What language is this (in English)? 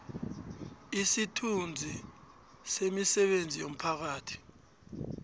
South Ndebele